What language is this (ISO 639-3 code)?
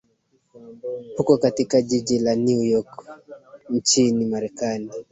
swa